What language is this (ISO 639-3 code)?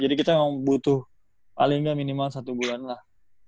ind